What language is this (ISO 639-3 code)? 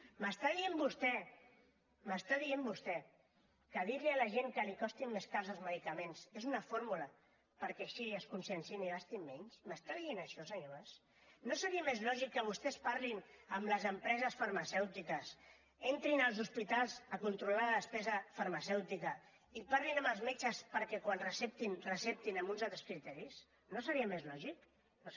cat